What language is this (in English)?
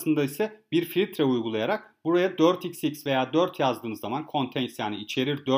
Turkish